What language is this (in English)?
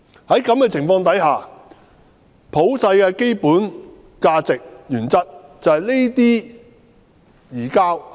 Cantonese